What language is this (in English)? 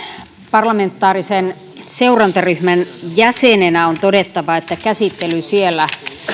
Finnish